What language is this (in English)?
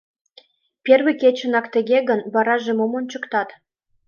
Mari